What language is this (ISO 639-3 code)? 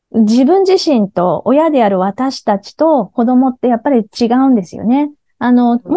jpn